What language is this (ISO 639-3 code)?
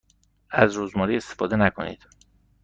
fas